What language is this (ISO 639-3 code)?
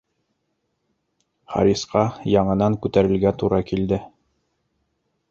bak